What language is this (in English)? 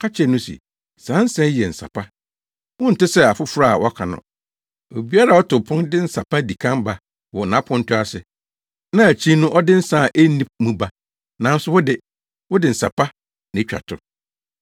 Akan